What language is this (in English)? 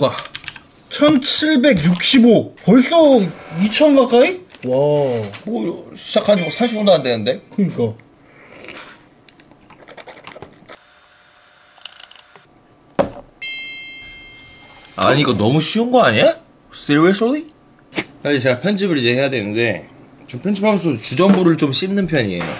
Korean